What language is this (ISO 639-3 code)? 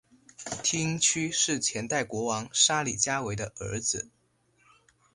zho